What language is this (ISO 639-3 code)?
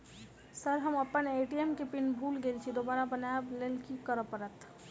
mai